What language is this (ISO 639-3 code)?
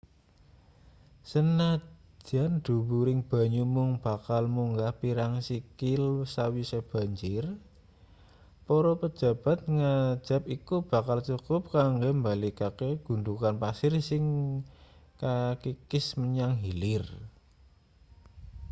jav